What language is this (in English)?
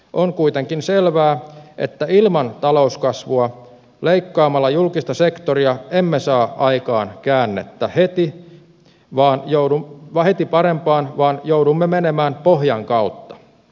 Finnish